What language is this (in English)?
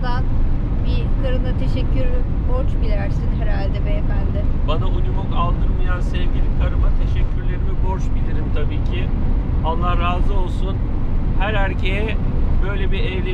Turkish